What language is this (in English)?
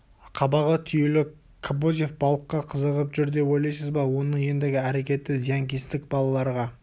Kazakh